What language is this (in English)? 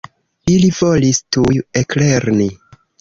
Esperanto